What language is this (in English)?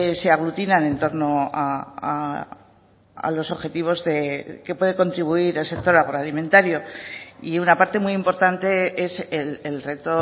Spanish